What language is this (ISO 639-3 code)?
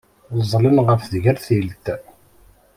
kab